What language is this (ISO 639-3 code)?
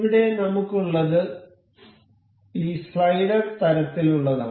mal